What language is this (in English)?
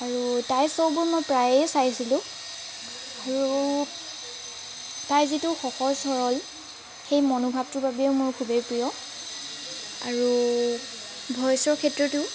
Assamese